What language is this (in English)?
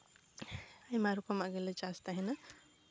Santali